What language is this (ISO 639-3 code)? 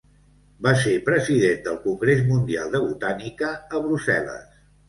cat